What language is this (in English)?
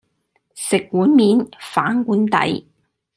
Cantonese